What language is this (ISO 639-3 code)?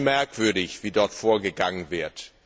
deu